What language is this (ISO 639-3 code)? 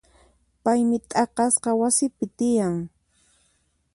qxp